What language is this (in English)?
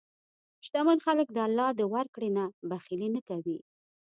Pashto